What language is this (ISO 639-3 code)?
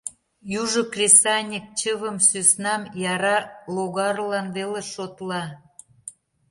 chm